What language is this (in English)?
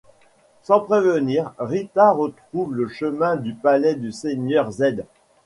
French